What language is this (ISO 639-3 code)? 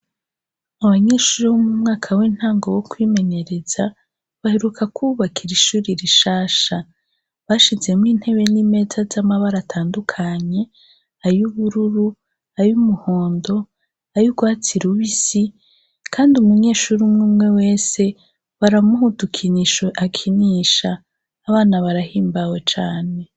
run